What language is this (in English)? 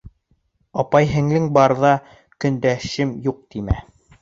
Bashkir